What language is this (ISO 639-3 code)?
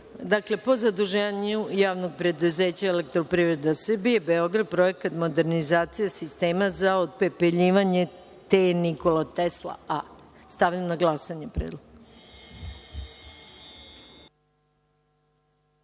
srp